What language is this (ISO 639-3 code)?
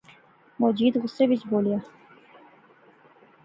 phr